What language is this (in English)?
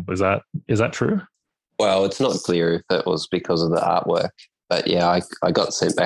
English